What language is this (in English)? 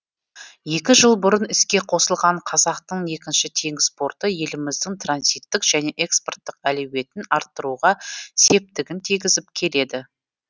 Kazakh